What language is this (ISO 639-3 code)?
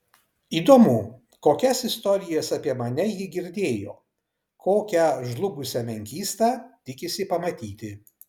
lit